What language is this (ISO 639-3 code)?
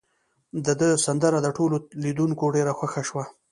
pus